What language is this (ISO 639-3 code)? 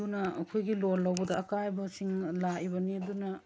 mni